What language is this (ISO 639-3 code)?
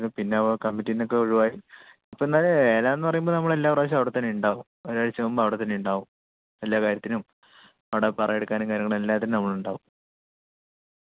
mal